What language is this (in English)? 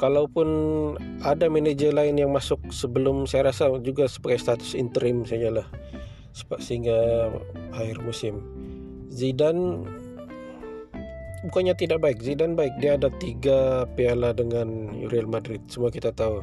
Malay